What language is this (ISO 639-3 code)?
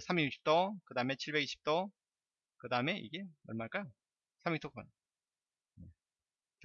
kor